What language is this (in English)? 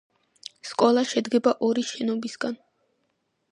Georgian